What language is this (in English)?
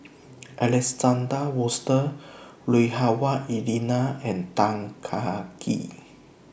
English